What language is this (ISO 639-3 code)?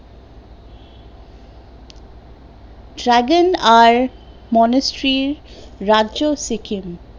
ben